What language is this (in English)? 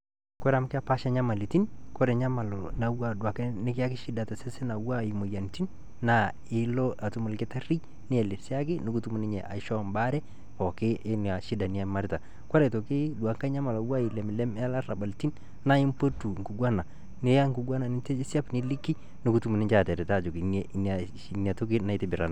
Masai